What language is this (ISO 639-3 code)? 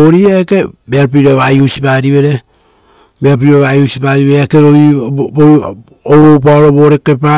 roo